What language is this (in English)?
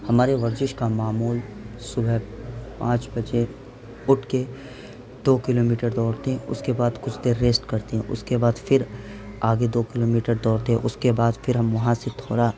Urdu